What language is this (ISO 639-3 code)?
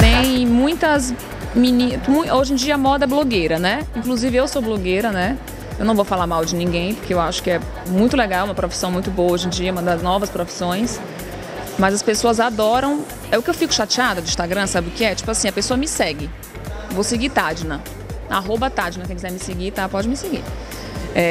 por